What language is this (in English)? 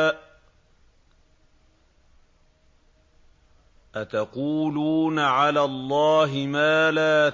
Arabic